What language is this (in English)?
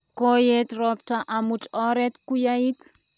Kalenjin